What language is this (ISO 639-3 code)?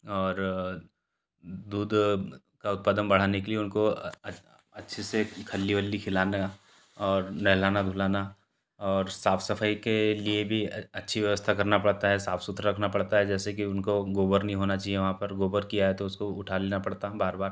hin